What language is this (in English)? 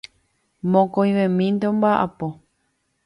Guarani